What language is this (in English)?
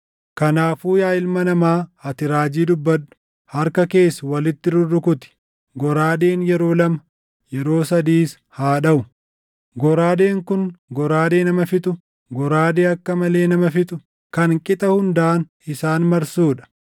Oromo